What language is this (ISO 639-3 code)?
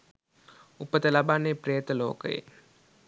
sin